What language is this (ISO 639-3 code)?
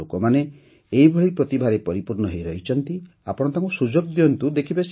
ori